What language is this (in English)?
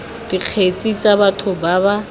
Tswana